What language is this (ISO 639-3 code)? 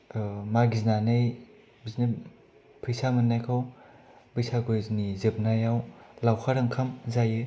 brx